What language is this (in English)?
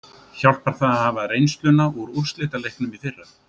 Icelandic